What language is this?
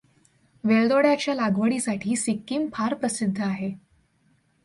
Marathi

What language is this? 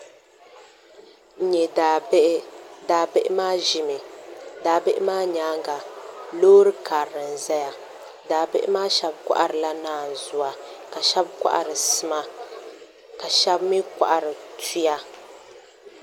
Dagbani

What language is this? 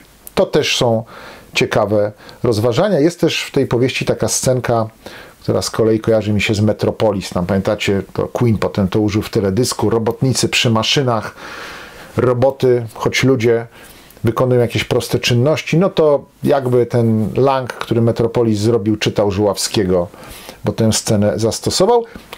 Polish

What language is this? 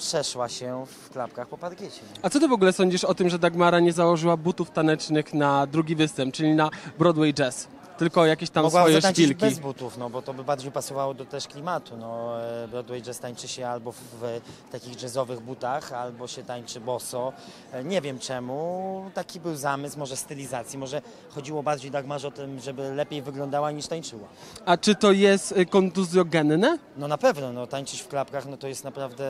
Polish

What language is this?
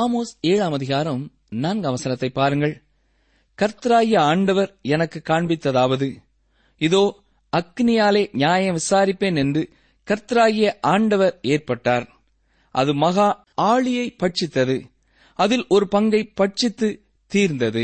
Tamil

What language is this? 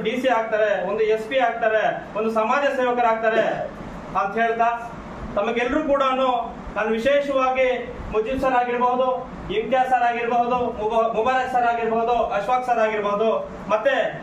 Kannada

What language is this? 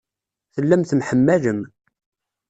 Kabyle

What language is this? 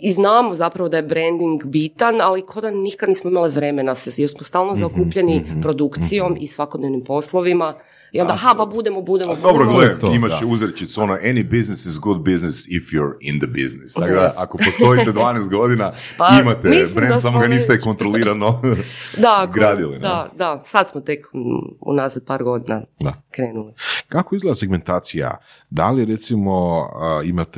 Croatian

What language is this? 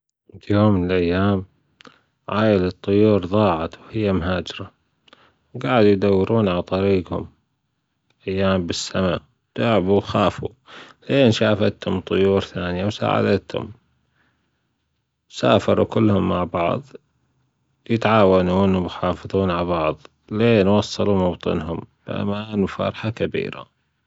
Gulf Arabic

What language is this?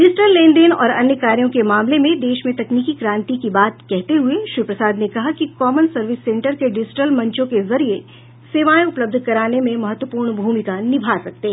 Hindi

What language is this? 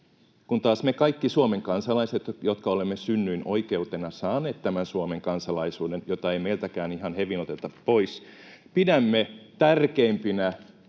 Finnish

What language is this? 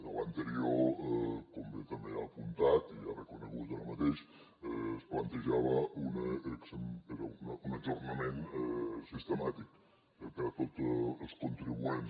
Catalan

